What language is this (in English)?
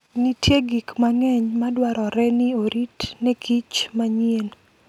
Luo (Kenya and Tanzania)